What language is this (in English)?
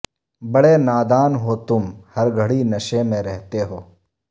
Urdu